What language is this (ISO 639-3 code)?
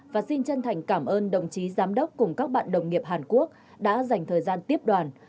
vie